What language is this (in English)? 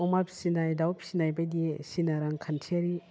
Bodo